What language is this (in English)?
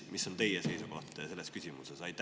Estonian